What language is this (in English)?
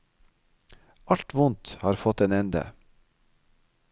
Norwegian